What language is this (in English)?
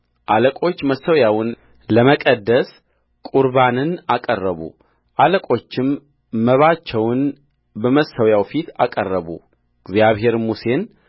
Amharic